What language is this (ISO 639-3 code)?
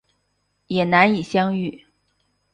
zho